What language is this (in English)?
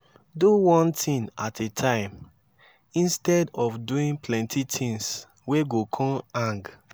Nigerian Pidgin